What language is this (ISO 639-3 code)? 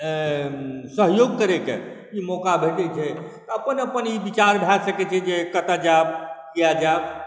mai